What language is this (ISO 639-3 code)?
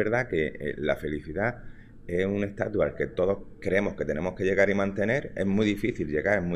spa